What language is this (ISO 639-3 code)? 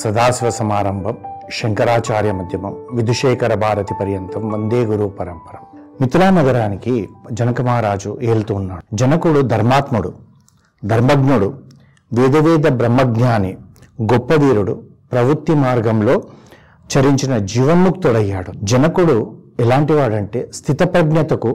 tel